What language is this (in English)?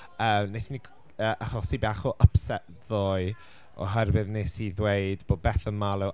Welsh